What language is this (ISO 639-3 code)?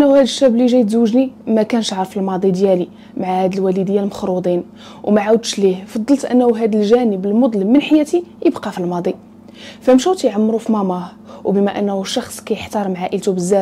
ara